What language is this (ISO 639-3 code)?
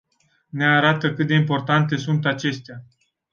ron